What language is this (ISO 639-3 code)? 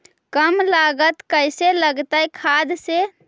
mag